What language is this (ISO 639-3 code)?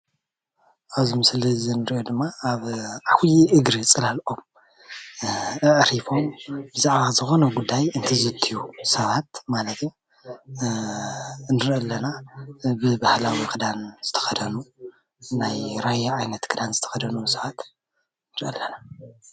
tir